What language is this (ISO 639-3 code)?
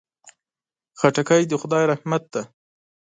pus